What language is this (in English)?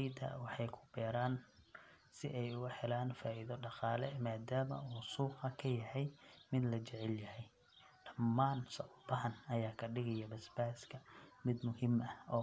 Somali